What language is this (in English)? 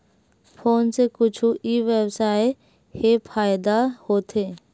Chhattisgarhi